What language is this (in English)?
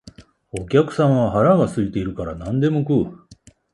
Japanese